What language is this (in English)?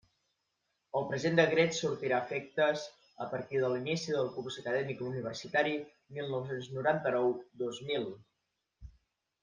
Catalan